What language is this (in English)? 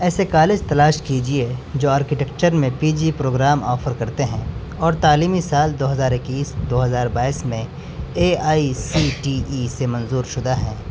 Urdu